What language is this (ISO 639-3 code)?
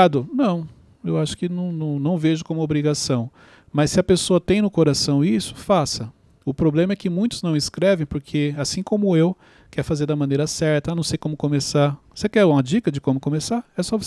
por